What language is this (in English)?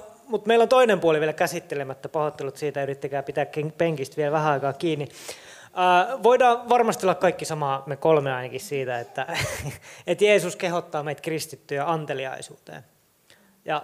Finnish